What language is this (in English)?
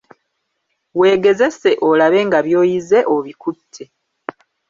Ganda